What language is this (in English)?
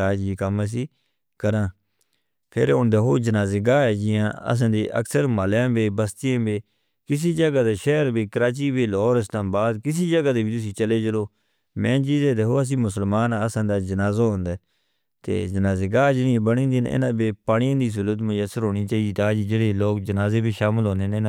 Northern Hindko